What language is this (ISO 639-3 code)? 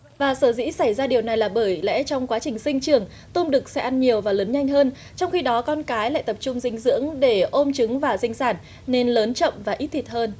vie